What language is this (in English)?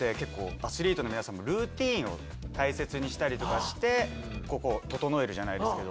Japanese